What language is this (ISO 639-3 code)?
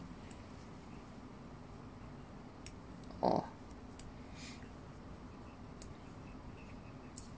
eng